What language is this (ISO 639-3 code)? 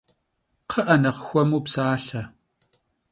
kbd